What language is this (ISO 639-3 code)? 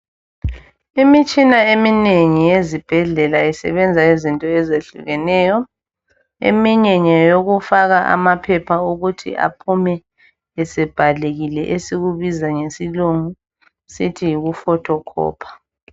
nde